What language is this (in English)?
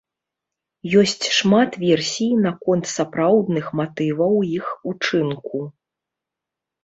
Belarusian